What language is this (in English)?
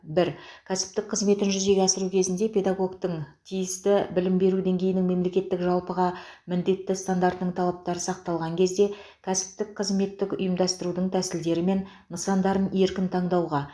Kazakh